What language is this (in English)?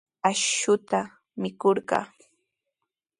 Sihuas Ancash Quechua